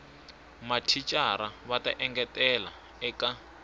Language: Tsonga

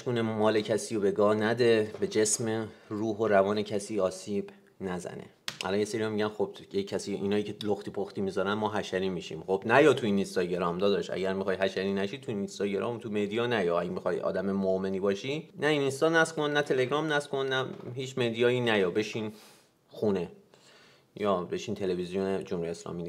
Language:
Persian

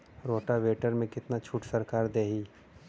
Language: Bhojpuri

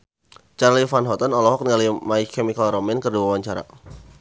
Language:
Sundanese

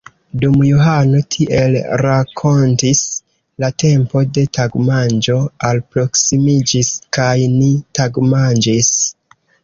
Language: Esperanto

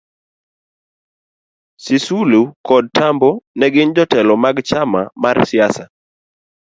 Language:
Luo (Kenya and Tanzania)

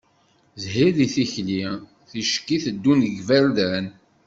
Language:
Kabyle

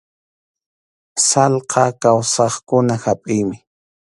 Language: Arequipa-La Unión Quechua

